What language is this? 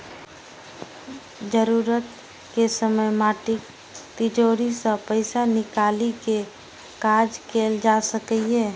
Maithili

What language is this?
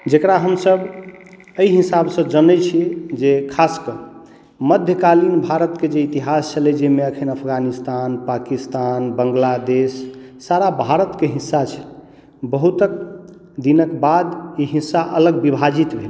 Maithili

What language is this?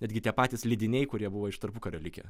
Lithuanian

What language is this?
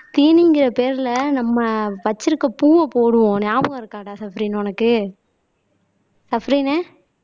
Tamil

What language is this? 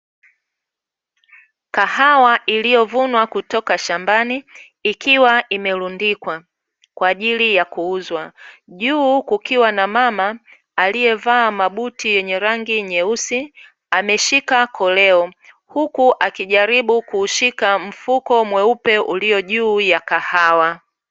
Swahili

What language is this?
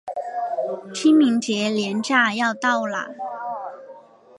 Chinese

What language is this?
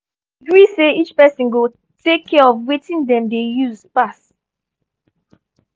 Nigerian Pidgin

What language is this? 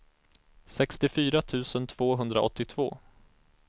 Swedish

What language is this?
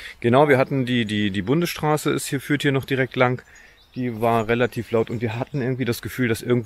German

